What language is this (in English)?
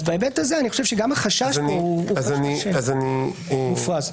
Hebrew